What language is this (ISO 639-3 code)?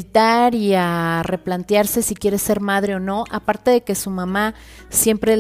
spa